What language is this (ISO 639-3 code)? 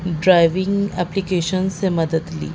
urd